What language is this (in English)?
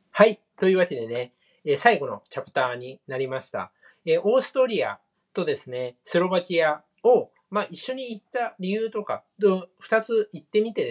Japanese